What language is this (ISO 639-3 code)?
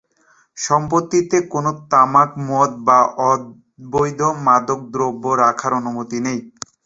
ben